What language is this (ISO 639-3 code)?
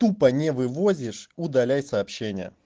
rus